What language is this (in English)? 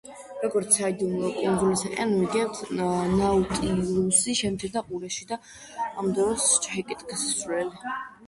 Georgian